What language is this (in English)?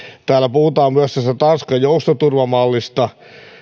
Finnish